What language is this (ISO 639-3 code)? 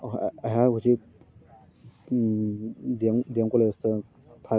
mni